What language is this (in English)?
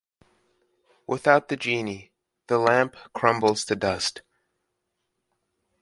English